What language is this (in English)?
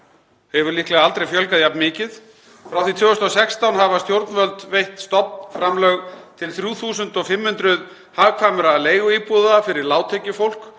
Icelandic